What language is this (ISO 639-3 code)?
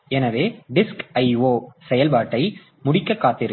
tam